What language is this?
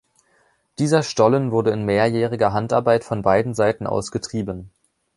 German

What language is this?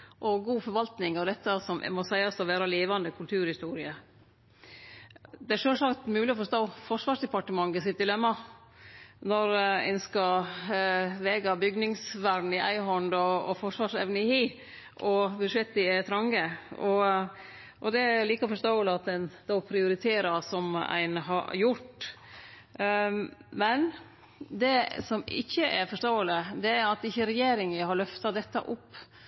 Norwegian Nynorsk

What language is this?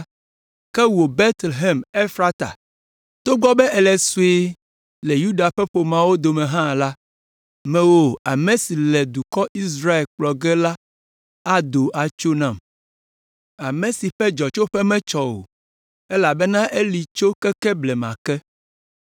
Ewe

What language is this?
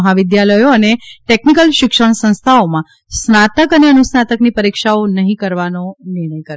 Gujarati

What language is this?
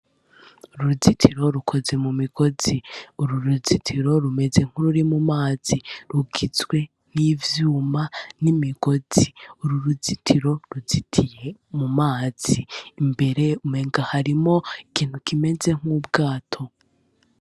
Rundi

